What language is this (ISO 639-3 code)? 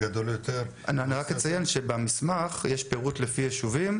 heb